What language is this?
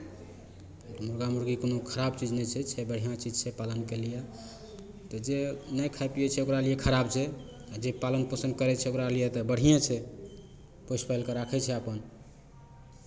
Maithili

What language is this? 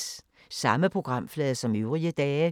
Danish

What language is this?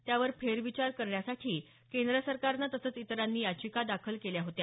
Marathi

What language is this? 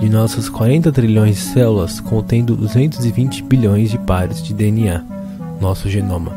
Portuguese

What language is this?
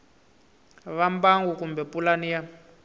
Tsonga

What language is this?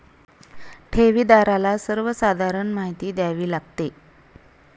Marathi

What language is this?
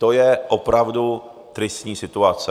Czech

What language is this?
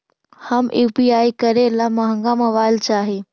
Magahi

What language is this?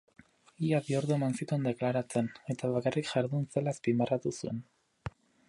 Basque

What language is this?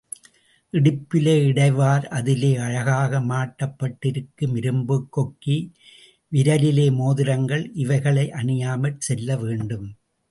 Tamil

